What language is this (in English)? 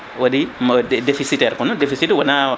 Fula